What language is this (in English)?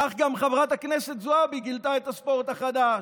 Hebrew